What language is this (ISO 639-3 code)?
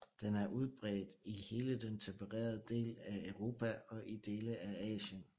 dan